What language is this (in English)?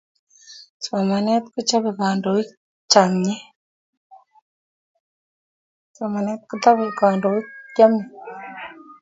Kalenjin